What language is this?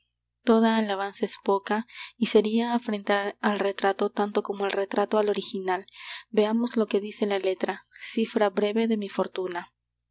Spanish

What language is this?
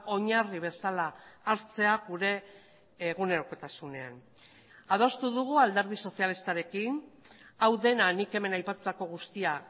Basque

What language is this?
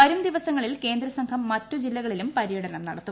Malayalam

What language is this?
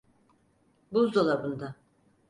Turkish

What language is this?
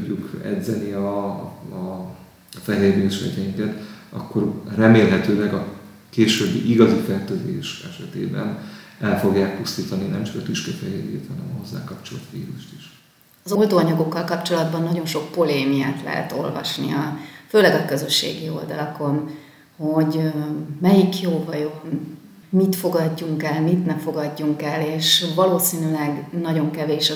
Hungarian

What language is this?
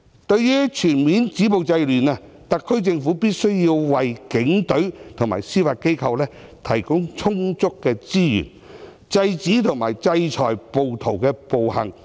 Cantonese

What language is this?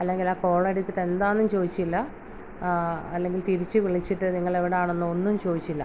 Malayalam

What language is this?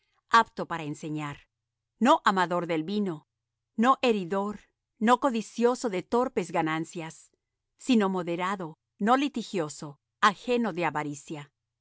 Spanish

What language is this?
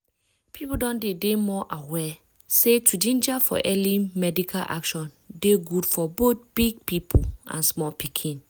Nigerian Pidgin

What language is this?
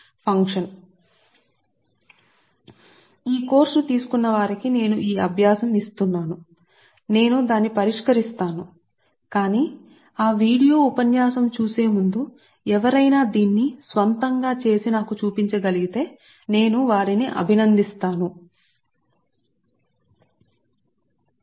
Telugu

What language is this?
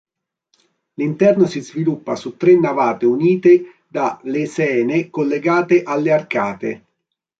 Italian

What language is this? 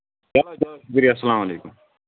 Kashmiri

